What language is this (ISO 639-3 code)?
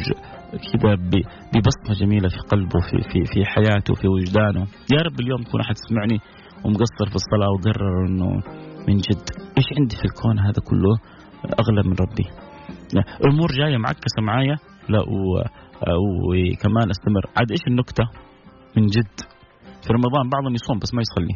ara